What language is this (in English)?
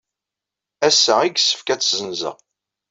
Kabyle